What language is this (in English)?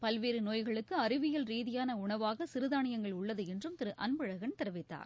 Tamil